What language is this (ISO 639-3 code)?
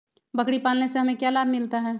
mag